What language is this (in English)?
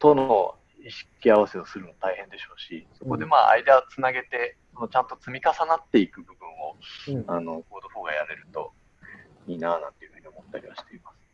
Japanese